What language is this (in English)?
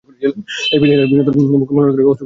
Bangla